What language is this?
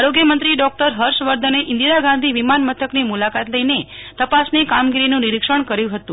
Gujarati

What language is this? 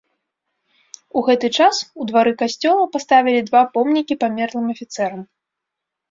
Belarusian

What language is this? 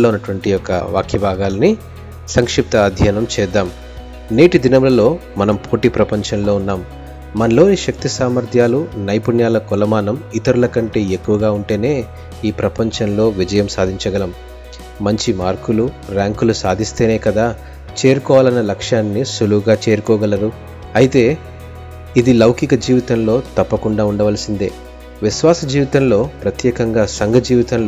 Telugu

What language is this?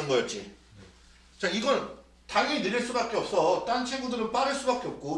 Korean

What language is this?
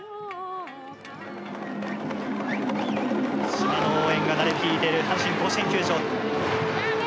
Japanese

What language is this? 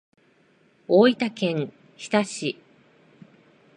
Japanese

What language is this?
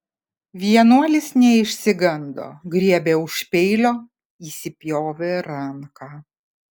Lithuanian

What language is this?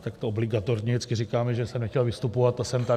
Czech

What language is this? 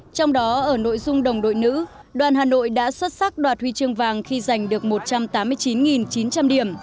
Vietnamese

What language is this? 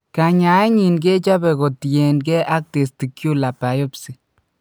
Kalenjin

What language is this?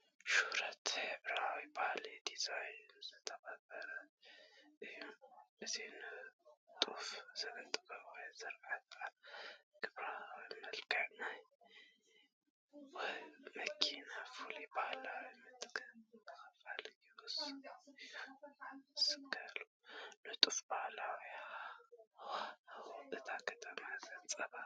Tigrinya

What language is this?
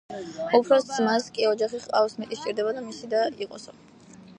Georgian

